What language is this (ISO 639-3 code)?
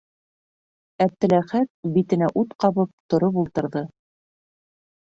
bak